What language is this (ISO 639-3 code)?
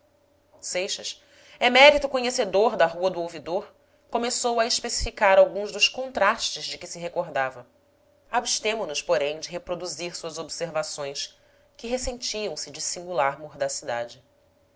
por